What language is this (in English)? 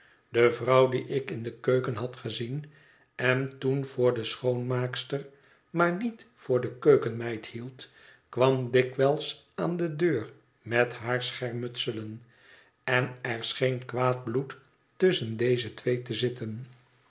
Dutch